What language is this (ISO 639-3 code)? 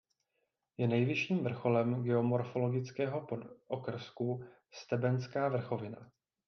ces